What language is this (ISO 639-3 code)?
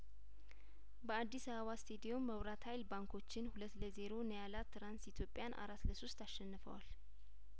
amh